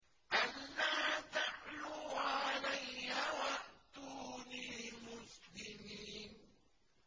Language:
Arabic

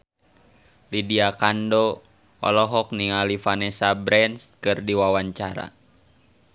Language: Sundanese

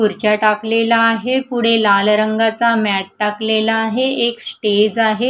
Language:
Marathi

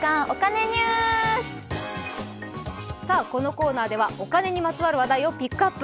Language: Japanese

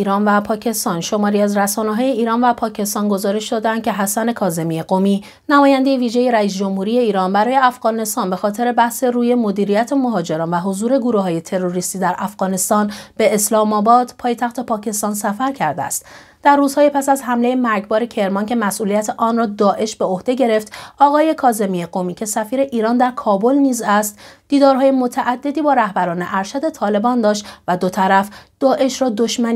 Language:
Persian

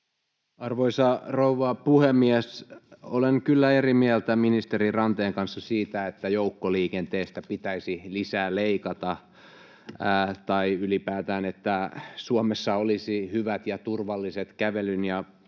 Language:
Finnish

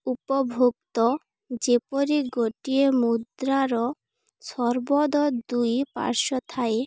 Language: Odia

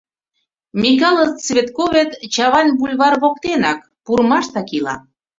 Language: Mari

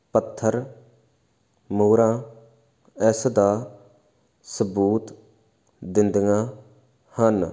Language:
Punjabi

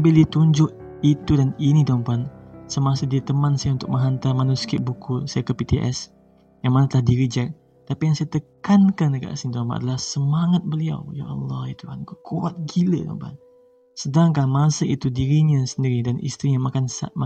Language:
Malay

